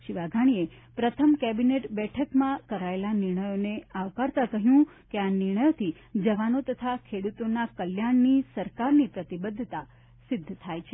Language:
Gujarati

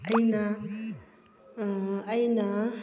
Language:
Manipuri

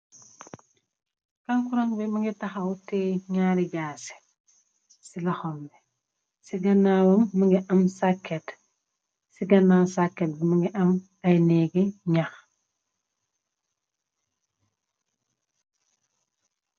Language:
Wolof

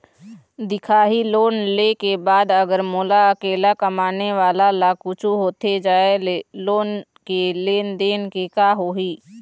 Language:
Chhattisgarhi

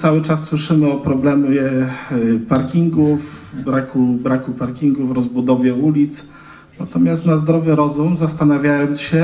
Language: Polish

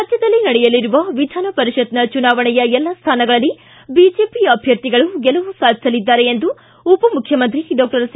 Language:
Kannada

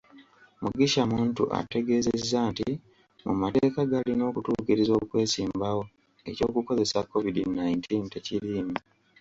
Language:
Ganda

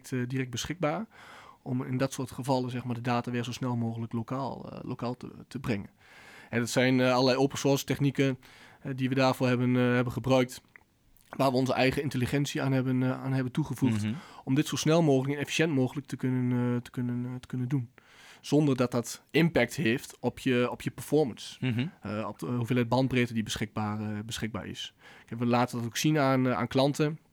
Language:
Dutch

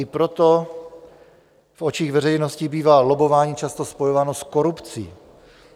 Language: Czech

